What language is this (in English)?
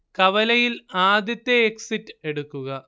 Malayalam